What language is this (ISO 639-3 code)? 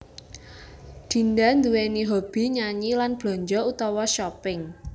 jav